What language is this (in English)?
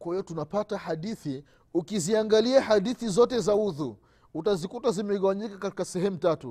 Swahili